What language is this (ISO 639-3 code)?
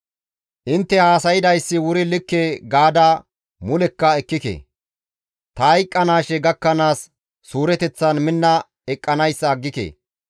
gmv